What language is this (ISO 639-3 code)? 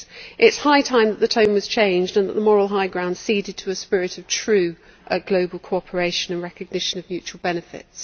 eng